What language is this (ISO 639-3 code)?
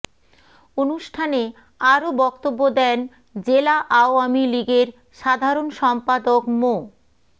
ben